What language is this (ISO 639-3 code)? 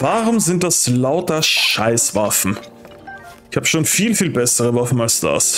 deu